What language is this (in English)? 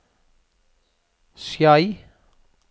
Norwegian